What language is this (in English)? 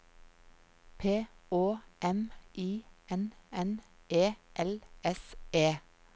Norwegian